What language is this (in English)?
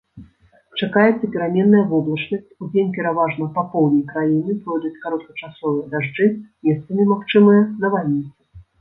Belarusian